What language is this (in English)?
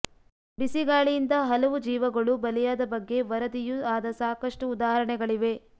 Kannada